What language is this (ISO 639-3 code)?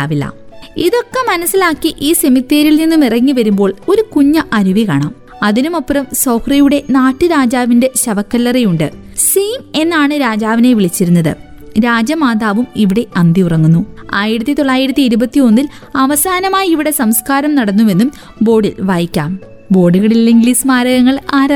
mal